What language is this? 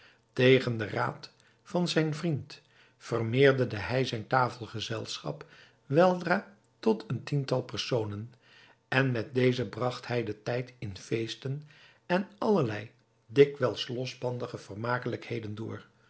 Dutch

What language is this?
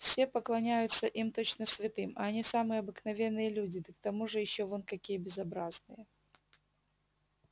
Russian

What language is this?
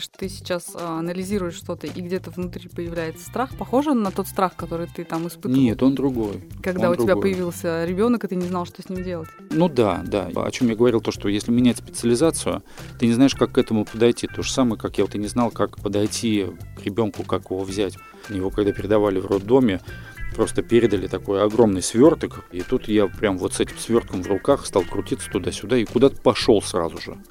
Russian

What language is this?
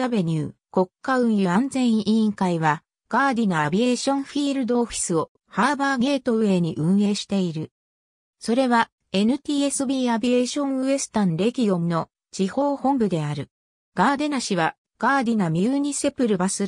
Japanese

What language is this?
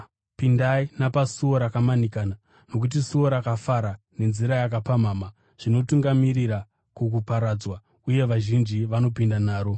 Shona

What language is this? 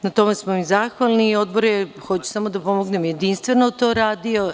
Serbian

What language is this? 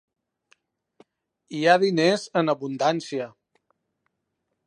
Catalan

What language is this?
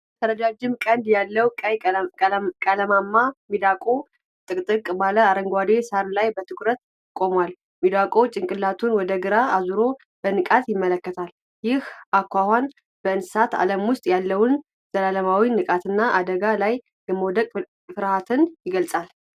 Amharic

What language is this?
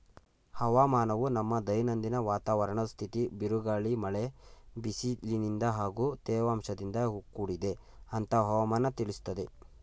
Kannada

